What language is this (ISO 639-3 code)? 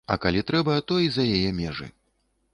bel